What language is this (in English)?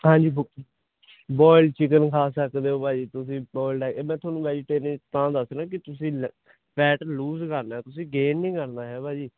Punjabi